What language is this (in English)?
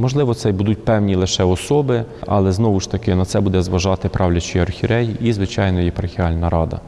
Ukrainian